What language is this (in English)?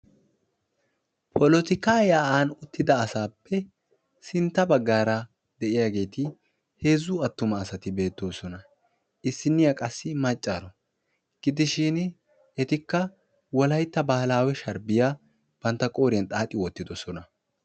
Wolaytta